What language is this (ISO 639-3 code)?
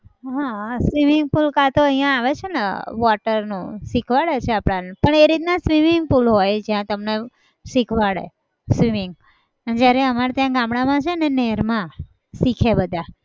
guj